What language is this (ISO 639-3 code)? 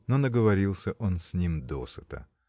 rus